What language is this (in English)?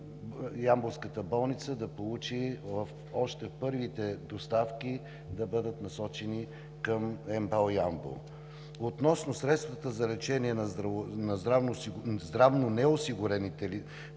Bulgarian